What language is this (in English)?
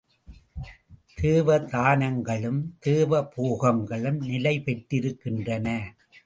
Tamil